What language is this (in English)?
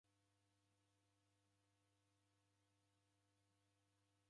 Taita